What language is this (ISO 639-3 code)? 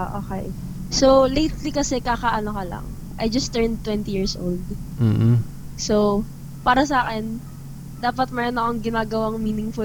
fil